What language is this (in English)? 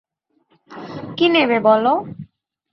Bangla